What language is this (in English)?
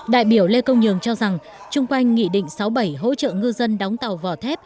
Vietnamese